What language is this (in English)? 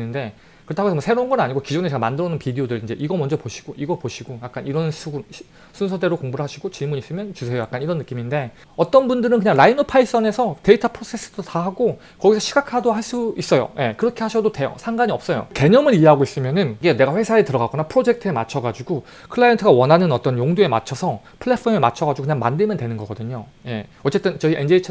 Korean